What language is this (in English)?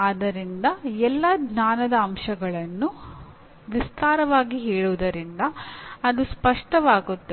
Kannada